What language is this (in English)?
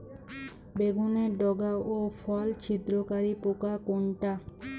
Bangla